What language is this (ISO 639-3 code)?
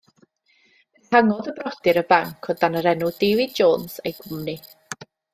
cym